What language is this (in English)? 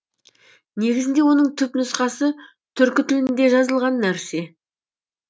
Kazakh